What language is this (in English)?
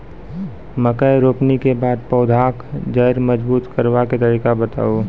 Maithili